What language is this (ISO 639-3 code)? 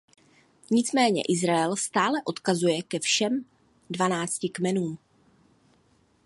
ces